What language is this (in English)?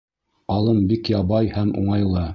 Bashkir